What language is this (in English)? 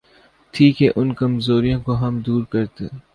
Urdu